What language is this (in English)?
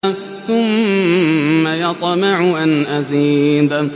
Arabic